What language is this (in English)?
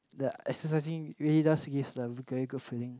English